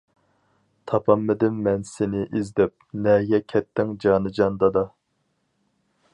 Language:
Uyghur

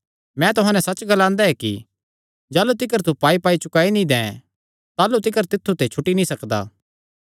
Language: Kangri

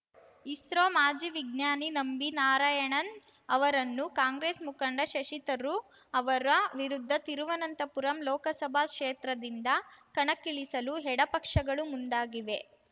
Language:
Kannada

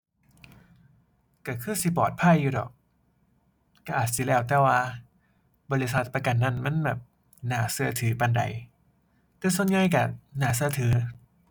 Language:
Thai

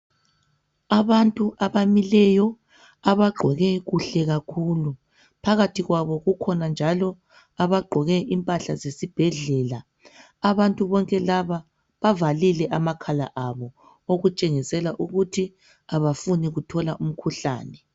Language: North Ndebele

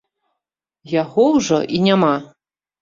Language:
Belarusian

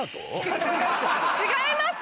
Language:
Japanese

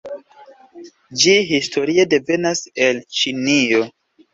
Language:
Esperanto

